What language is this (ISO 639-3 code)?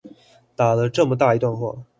zho